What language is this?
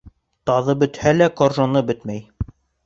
Bashkir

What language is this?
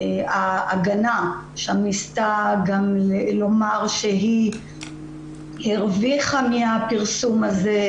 Hebrew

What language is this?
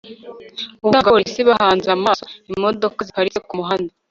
Kinyarwanda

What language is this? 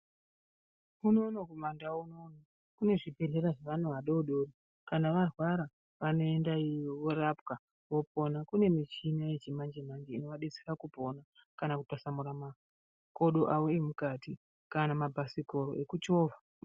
Ndau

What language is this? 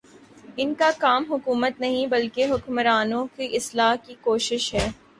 Urdu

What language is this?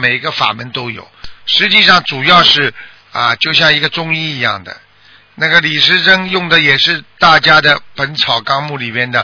Chinese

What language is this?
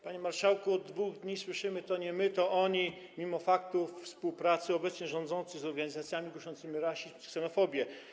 Polish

